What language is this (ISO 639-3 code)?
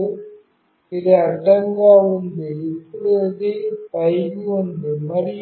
tel